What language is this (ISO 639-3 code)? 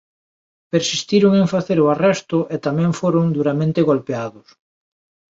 glg